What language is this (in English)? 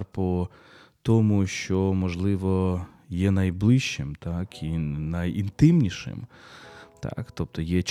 Ukrainian